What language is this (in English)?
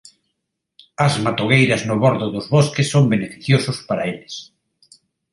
Galician